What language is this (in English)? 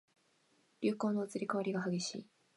Japanese